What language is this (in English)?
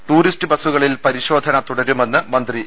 Malayalam